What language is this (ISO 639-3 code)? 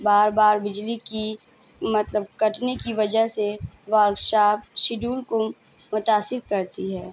urd